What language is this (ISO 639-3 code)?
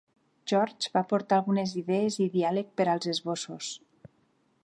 cat